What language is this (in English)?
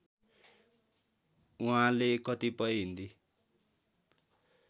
Nepali